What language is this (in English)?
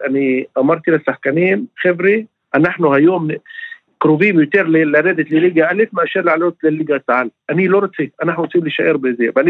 Hebrew